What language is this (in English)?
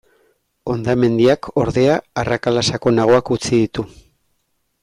Basque